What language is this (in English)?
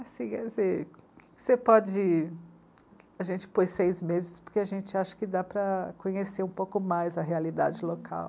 Portuguese